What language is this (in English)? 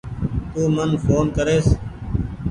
Goaria